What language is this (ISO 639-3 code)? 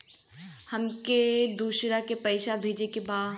bho